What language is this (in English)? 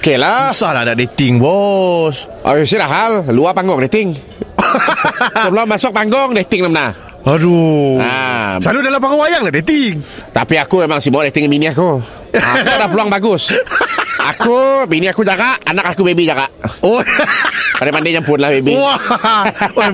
Malay